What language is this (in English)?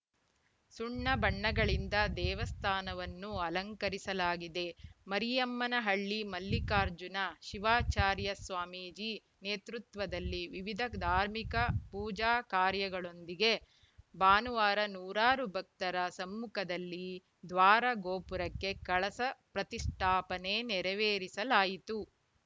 Kannada